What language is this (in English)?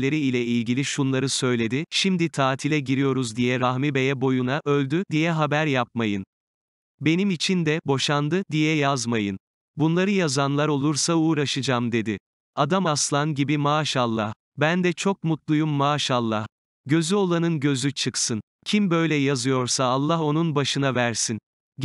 Turkish